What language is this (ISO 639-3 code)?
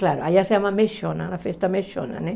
por